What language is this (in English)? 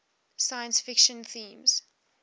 English